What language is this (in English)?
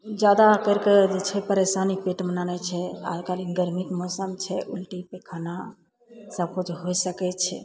Maithili